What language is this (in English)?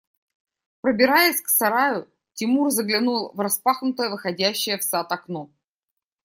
Russian